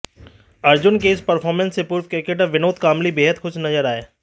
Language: Hindi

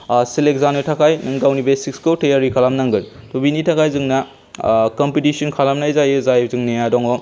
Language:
Bodo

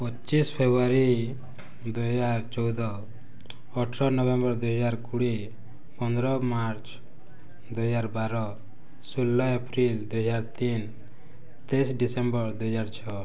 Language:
Odia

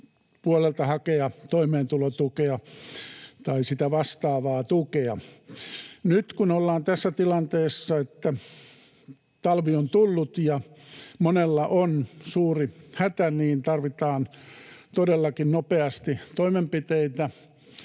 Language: Finnish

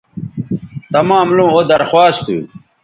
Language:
Bateri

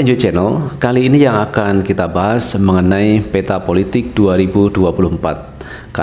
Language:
Indonesian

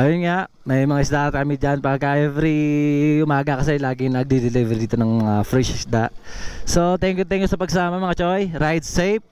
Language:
Filipino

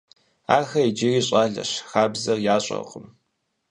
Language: Kabardian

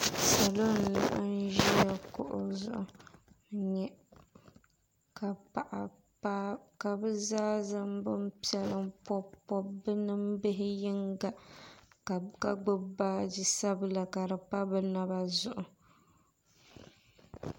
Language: Dagbani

